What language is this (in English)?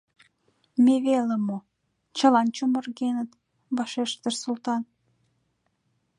Mari